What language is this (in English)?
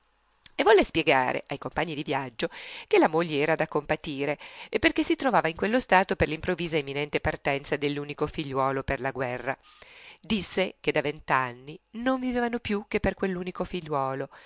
Italian